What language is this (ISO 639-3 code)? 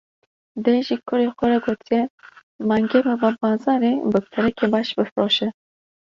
kur